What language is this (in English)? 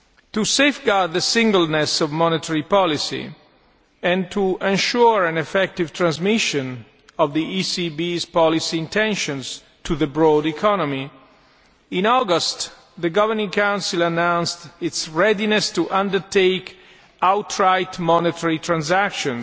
English